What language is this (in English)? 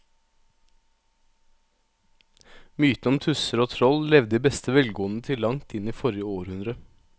Norwegian